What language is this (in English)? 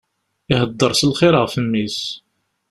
Kabyle